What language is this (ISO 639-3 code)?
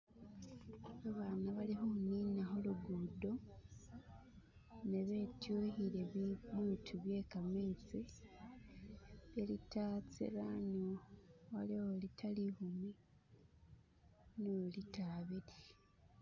myx